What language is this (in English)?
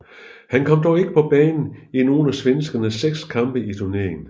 Danish